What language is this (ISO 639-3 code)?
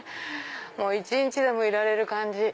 jpn